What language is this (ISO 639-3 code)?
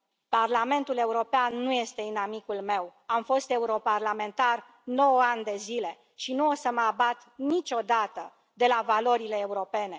ron